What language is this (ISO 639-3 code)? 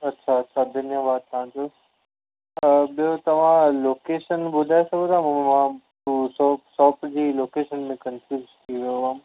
snd